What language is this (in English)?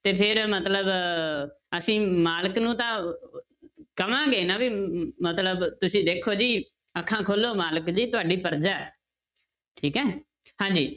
Punjabi